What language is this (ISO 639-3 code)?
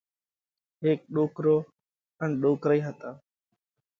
kvx